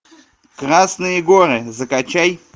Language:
Russian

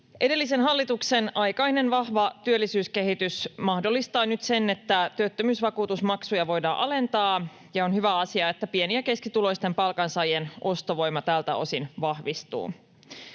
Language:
Finnish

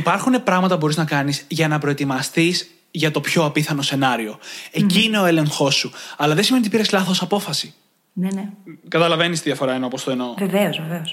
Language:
Greek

